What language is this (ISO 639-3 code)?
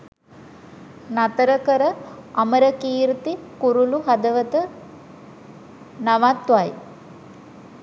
sin